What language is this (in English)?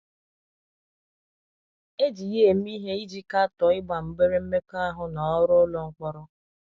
Igbo